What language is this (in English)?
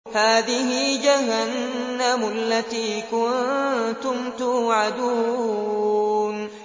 Arabic